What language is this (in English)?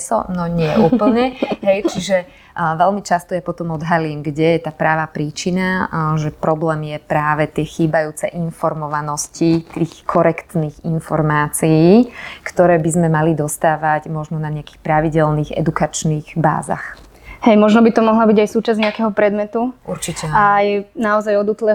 Slovak